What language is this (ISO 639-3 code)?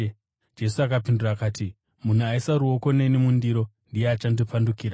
sna